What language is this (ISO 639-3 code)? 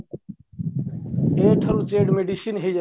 ori